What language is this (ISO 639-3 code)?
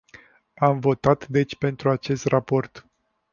ron